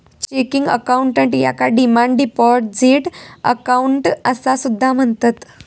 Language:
Marathi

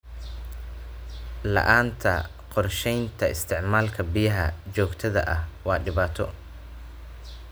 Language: Somali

